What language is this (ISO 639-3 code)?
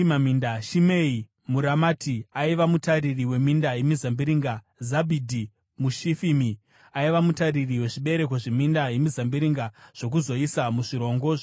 sna